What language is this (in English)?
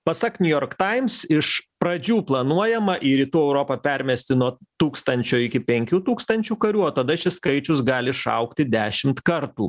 Lithuanian